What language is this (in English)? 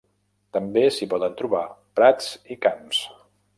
Catalan